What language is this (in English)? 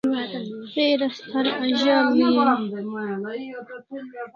Kalasha